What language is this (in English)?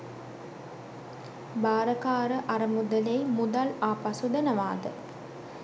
Sinhala